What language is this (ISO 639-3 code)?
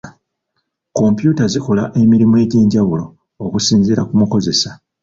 lug